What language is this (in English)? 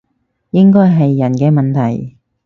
Cantonese